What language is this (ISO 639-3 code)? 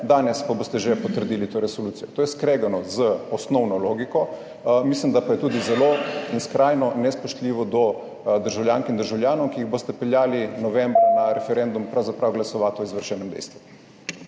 slv